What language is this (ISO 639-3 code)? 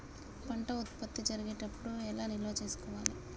tel